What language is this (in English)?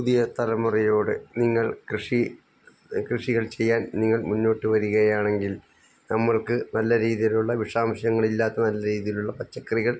Malayalam